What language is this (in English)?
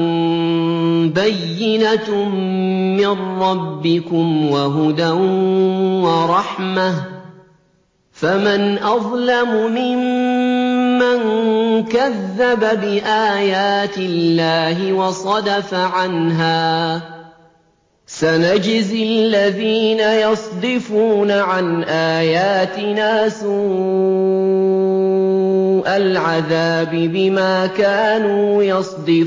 Arabic